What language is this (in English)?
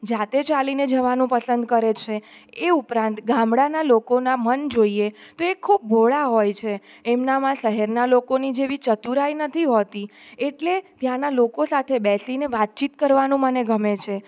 Gujarati